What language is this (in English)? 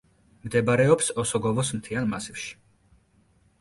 Georgian